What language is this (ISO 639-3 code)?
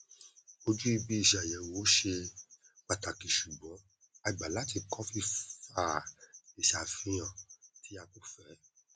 yor